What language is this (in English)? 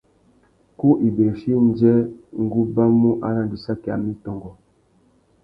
Tuki